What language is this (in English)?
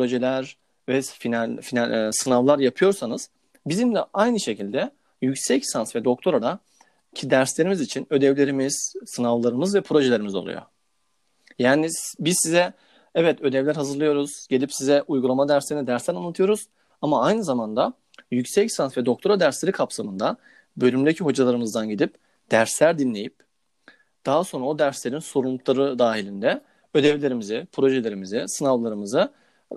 Turkish